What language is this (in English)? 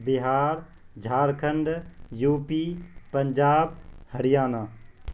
Urdu